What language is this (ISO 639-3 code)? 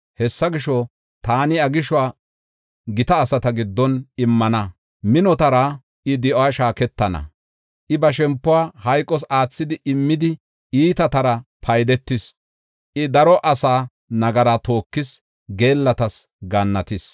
gof